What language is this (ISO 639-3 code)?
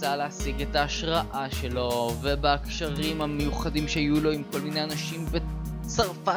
heb